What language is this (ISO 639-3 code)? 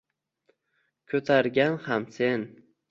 uzb